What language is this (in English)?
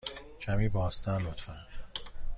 Persian